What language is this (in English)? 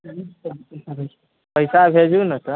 Maithili